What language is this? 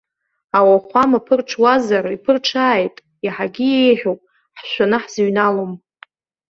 Abkhazian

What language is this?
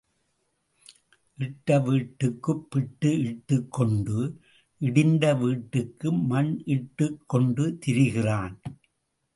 Tamil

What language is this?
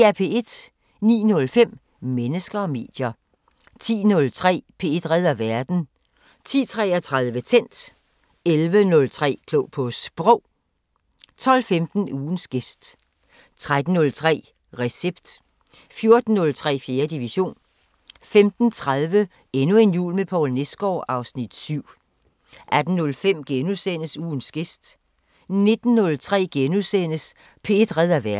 Danish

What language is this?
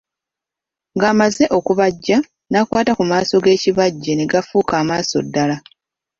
Ganda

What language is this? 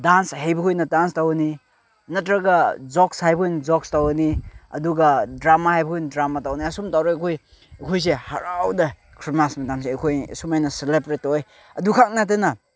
Manipuri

